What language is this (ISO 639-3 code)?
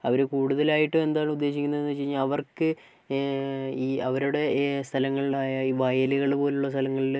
mal